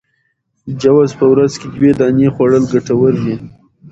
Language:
Pashto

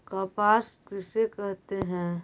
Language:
Magahi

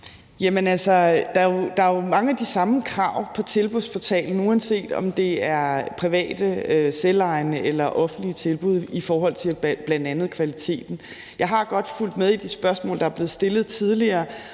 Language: Danish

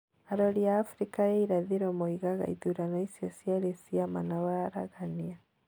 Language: Kikuyu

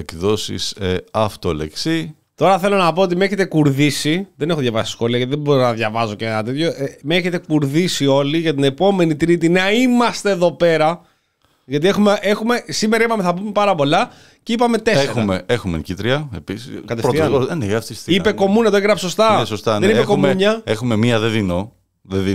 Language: Greek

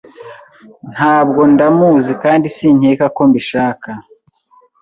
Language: Kinyarwanda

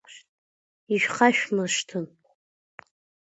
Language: Abkhazian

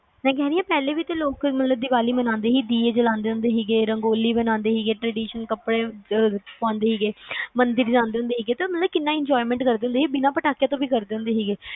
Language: Punjabi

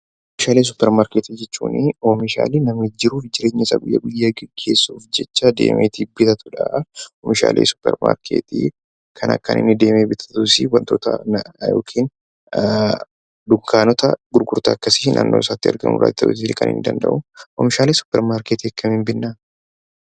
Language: Oromo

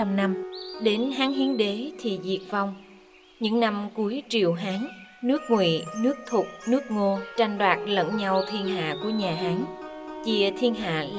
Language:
Vietnamese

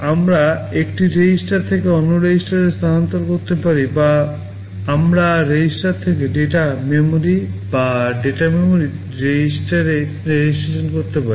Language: Bangla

